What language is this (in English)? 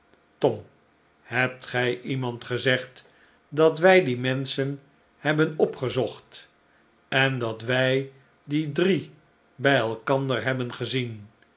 Dutch